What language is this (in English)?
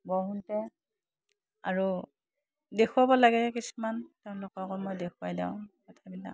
Assamese